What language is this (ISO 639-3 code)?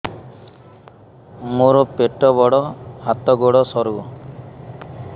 ori